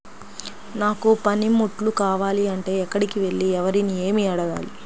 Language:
Telugu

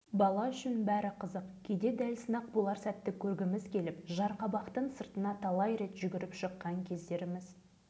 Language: Kazakh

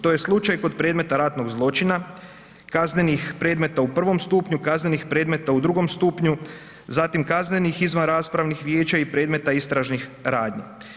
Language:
Croatian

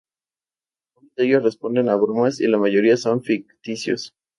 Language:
Spanish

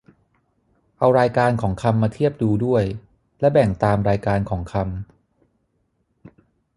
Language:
Thai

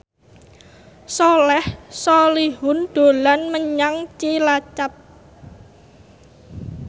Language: Javanese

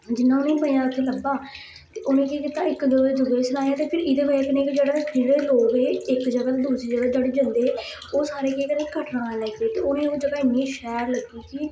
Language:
Dogri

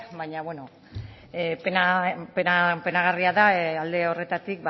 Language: Basque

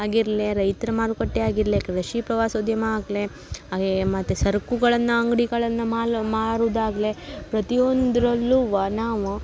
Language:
Kannada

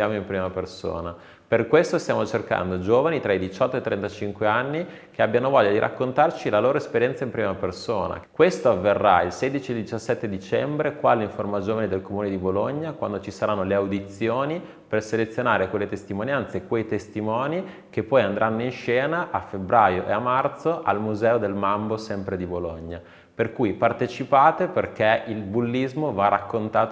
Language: Italian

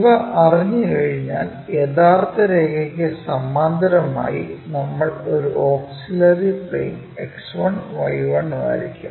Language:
Malayalam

